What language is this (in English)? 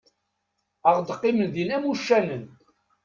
Kabyle